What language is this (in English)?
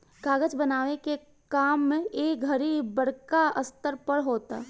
Bhojpuri